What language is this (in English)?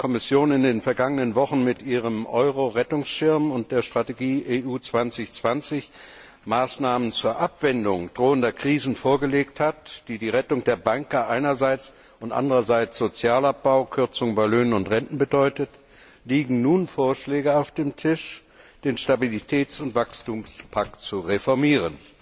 German